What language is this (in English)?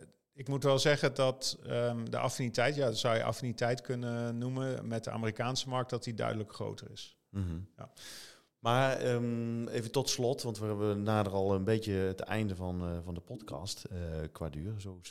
Dutch